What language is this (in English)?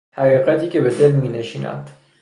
Persian